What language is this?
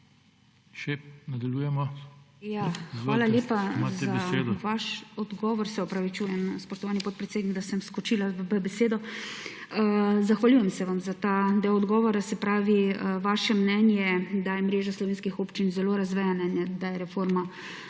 Slovenian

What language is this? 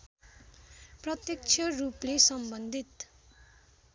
Nepali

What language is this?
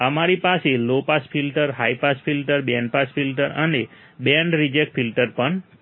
Gujarati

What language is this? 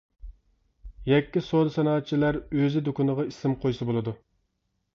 Uyghur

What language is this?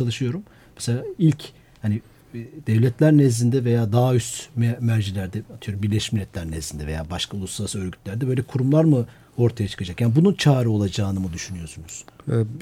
Turkish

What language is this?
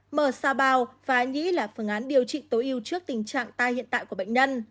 Vietnamese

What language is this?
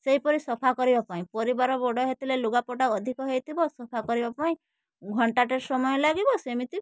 Odia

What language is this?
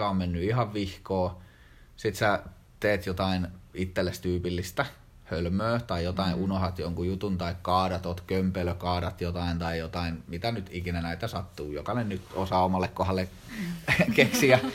Finnish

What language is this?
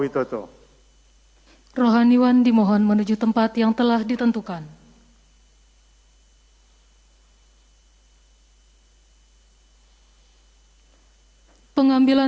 Indonesian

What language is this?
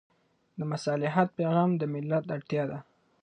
Pashto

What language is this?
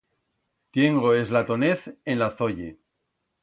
Aragonese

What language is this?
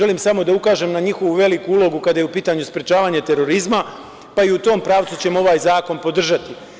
Serbian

